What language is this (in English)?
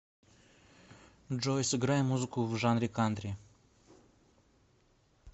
Russian